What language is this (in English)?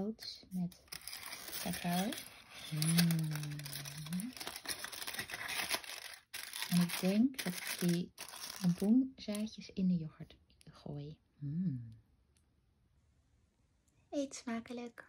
Dutch